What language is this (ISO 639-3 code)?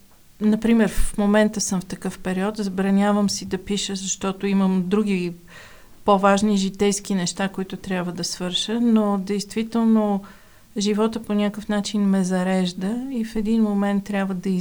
bul